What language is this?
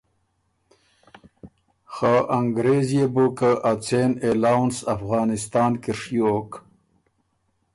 Ormuri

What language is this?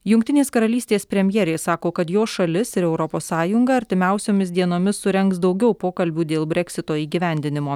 Lithuanian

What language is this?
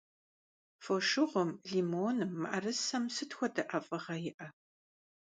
Kabardian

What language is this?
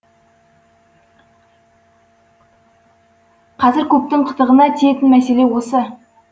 Kazakh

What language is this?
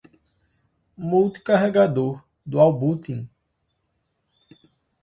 Portuguese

